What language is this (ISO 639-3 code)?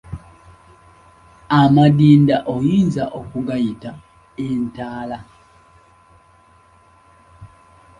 lug